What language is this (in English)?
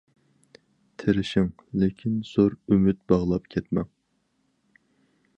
Uyghur